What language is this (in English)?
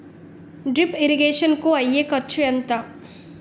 Telugu